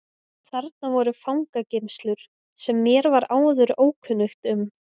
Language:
Icelandic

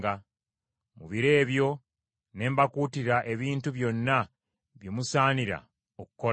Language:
Ganda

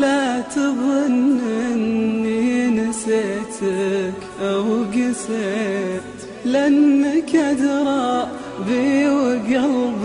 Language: Arabic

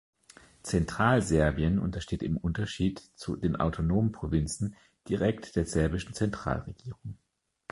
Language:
German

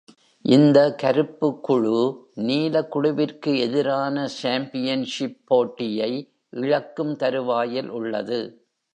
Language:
Tamil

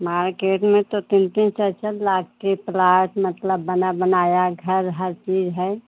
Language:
Hindi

